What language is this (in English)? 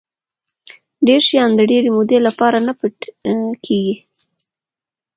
Pashto